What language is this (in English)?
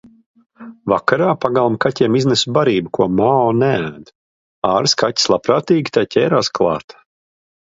Latvian